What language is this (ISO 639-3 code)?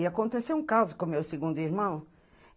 por